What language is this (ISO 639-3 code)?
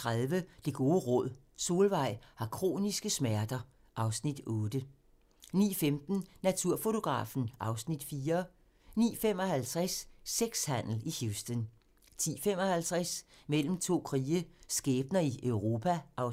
dan